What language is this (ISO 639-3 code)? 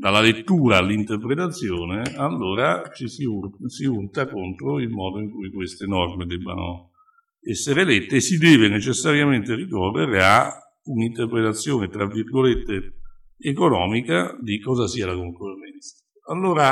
ita